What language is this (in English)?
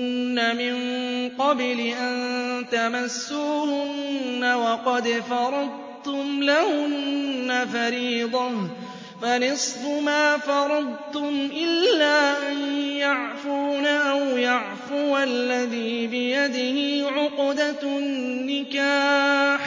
Arabic